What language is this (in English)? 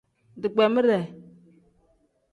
Tem